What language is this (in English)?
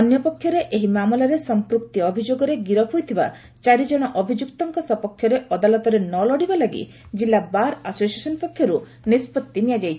Odia